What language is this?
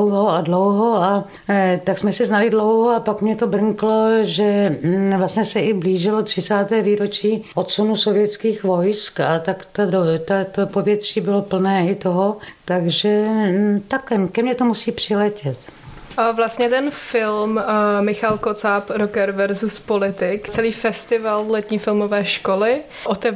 Czech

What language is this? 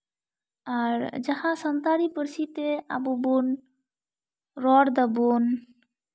Santali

